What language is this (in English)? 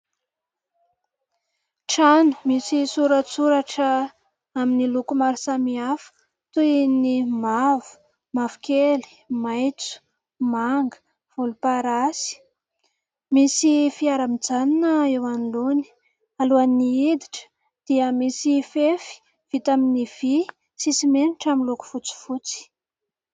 Malagasy